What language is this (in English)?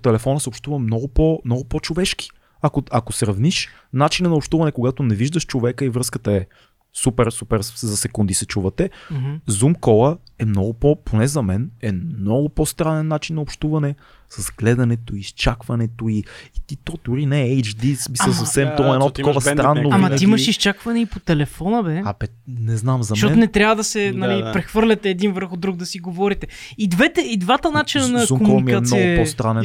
Bulgarian